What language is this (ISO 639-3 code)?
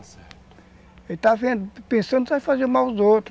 por